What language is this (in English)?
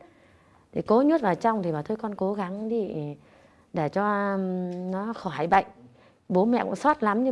Vietnamese